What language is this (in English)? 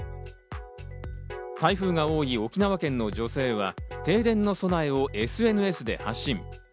Japanese